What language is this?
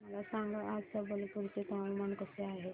Marathi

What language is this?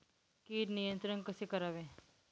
Marathi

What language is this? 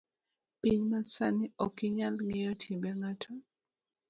Luo (Kenya and Tanzania)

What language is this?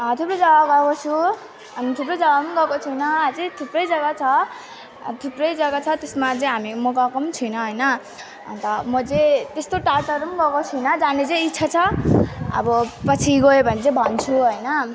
Nepali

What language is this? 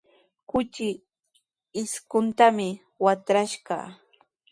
Sihuas Ancash Quechua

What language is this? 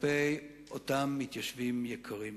Hebrew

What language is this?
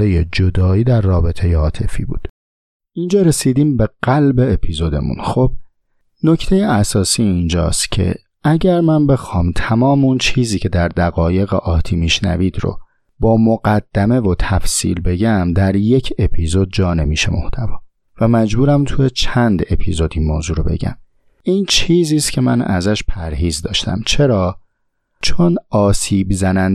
Persian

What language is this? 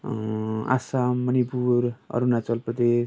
Nepali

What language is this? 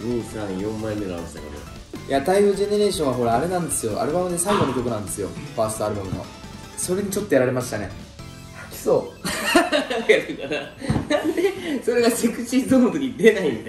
Japanese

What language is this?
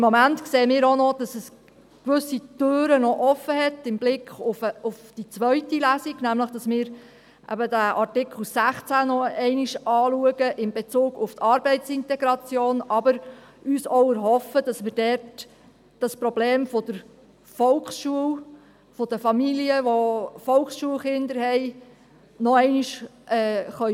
Swiss German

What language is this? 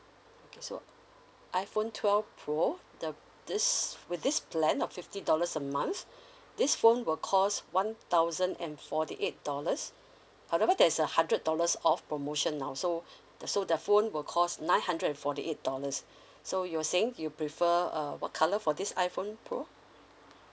English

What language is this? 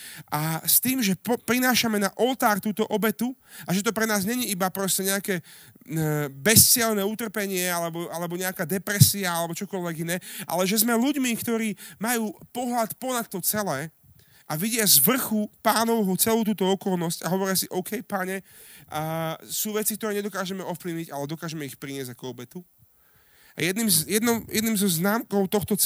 Slovak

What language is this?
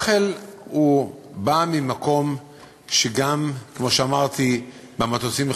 Hebrew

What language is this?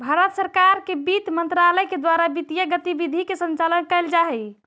Magahi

